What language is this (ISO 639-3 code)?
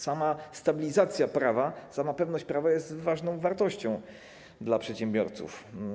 pol